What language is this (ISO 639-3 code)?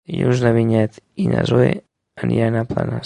cat